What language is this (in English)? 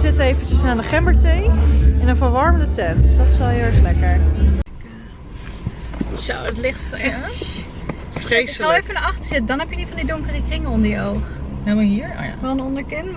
Dutch